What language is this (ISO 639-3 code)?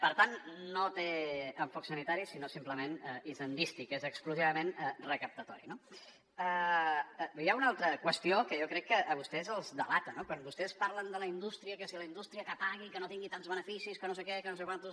cat